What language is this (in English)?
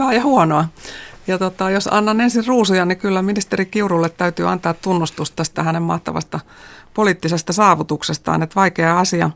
Finnish